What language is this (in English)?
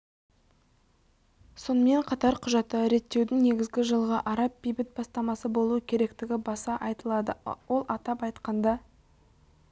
Kazakh